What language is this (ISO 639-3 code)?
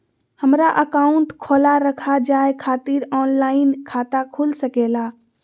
mag